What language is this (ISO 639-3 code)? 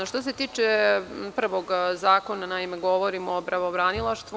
srp